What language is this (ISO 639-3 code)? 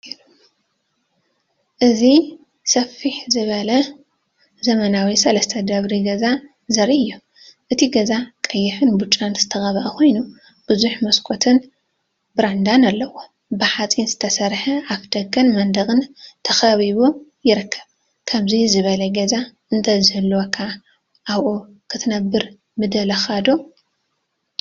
tir